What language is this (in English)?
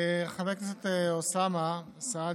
Hebrew